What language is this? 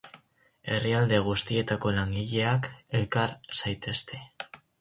Basque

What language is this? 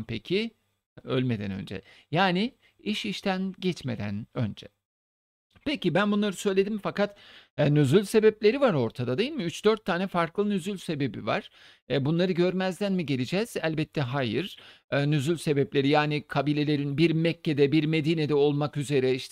Turkish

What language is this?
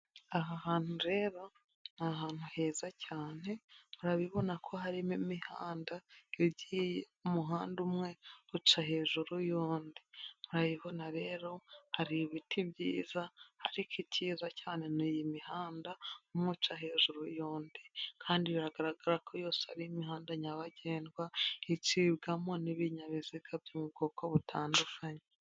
Kinyarwanda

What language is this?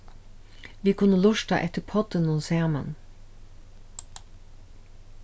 Faroese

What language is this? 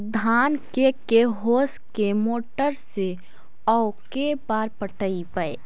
Magahi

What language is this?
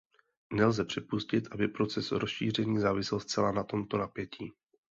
Czech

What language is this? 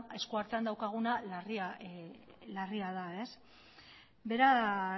Basque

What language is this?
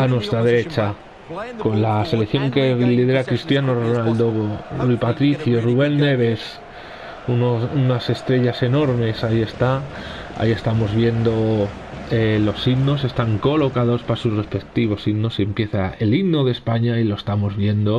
Spanish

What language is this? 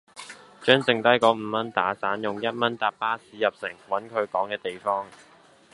Cantonese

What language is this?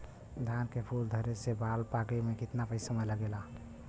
Bhojpuri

